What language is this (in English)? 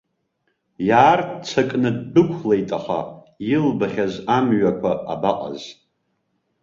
Abkhazian